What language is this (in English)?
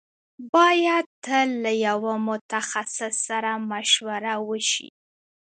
Pashto